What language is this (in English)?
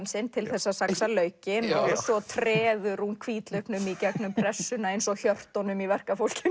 Icelandic